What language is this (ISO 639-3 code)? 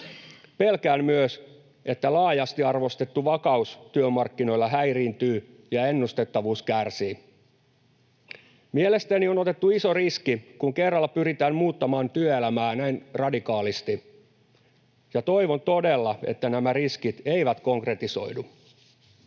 fin